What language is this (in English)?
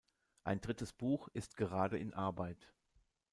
German